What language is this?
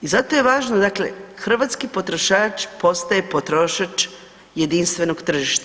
Croatian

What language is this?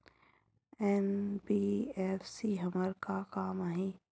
Chhattisgarhi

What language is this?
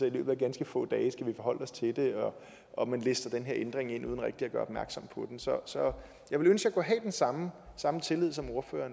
Danish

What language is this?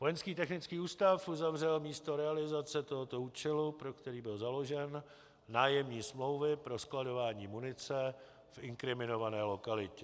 Czech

